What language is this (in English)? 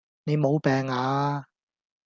Cantonese